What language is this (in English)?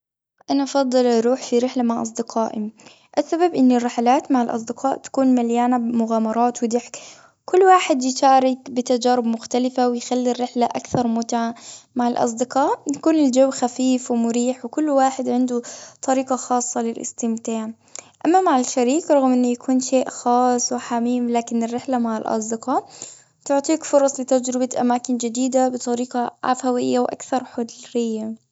Gulf Arabic